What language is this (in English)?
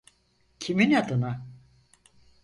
Turkish